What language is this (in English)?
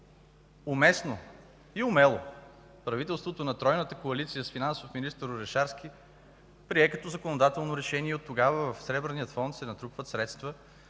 Bulgarian